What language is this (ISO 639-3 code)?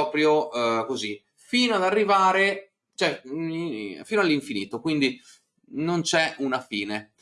ita